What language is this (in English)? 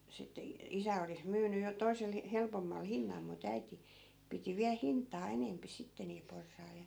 Finnish